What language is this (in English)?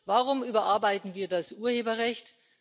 German